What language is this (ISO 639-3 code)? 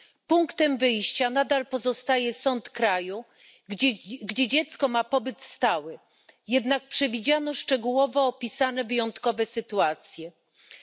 pol